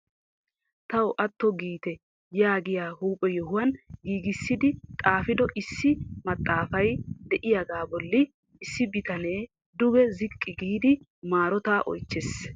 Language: Wolaytta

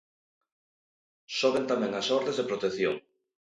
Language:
Galician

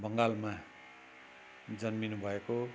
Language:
Nepali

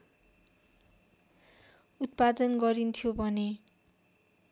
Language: Nepali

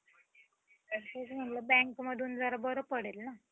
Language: Marathi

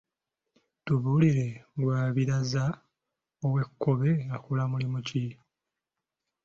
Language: Ganda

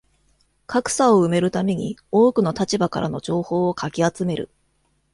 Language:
Japanese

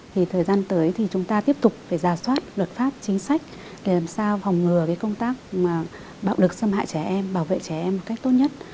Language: Vietnamese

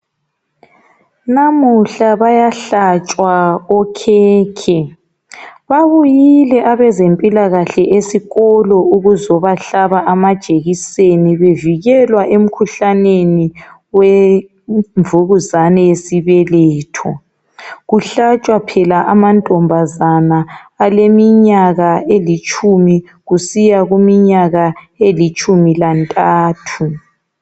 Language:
North Ndebele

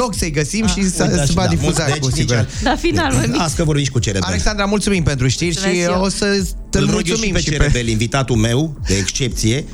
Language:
Romanian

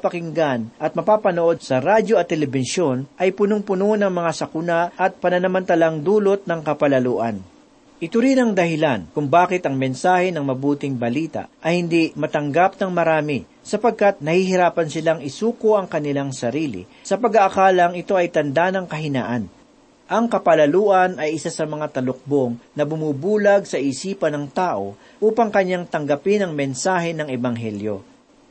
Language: Filipino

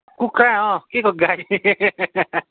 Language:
Nepali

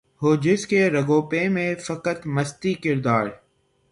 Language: Urdu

